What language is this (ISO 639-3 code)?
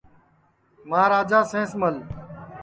ssi